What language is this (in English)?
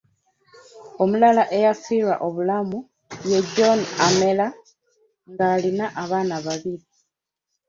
Ganda